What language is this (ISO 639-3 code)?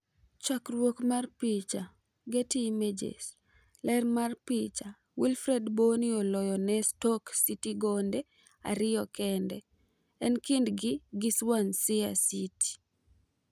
luo